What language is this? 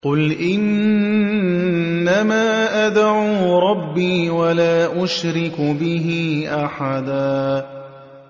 Arabic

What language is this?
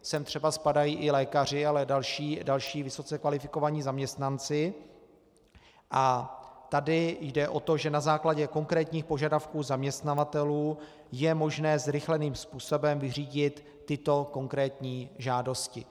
Czech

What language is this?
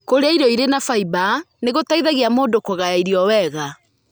Kikuyu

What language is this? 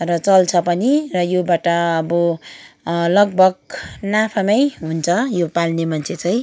Nepali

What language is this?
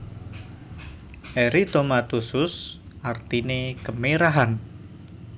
Javanese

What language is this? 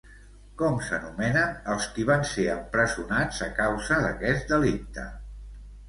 Catalan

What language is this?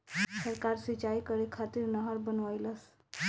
Bhojpuri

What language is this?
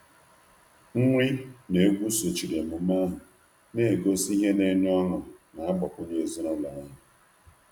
Igbo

